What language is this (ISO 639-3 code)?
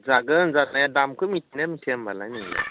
brx